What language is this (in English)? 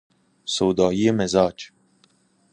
Persian